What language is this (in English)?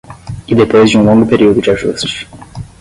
Portuguese